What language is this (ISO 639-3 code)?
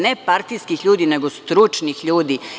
srp